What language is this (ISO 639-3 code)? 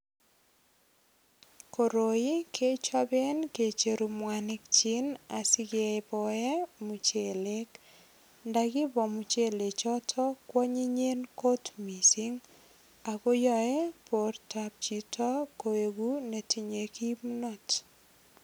kln